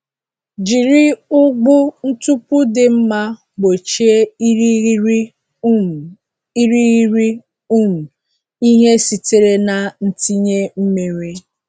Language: Igbo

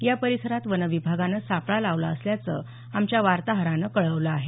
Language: Marathi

